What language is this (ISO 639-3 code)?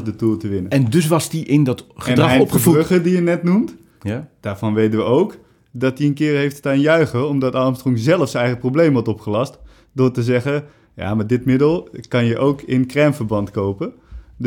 nld